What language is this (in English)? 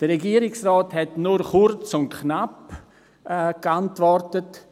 Swiss German